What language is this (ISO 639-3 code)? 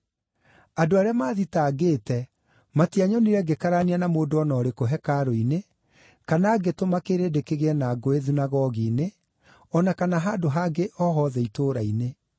kik